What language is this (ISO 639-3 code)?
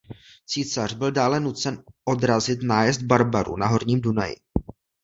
ces